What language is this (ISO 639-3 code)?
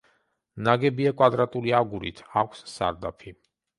kat